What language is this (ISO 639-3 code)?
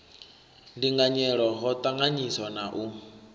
ven